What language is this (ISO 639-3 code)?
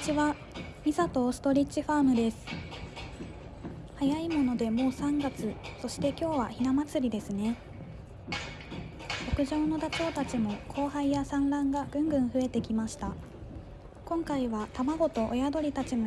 jpn